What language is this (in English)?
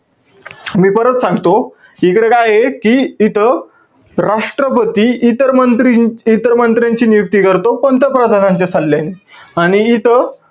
Marathi